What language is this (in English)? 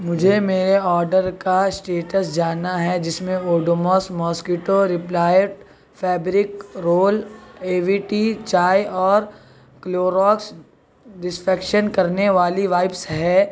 Urdu